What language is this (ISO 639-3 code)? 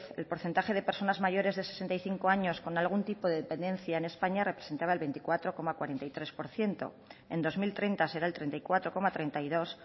spa